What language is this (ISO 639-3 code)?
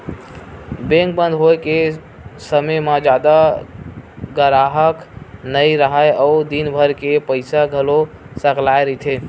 hne